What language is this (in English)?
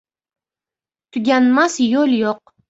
Uzbek